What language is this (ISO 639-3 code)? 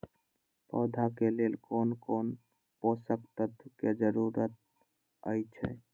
mai